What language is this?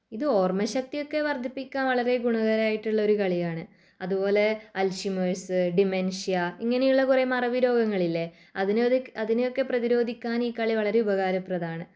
Malayalam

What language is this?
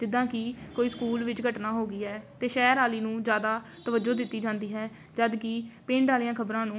Punjabi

